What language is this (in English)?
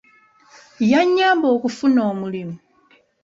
Ganda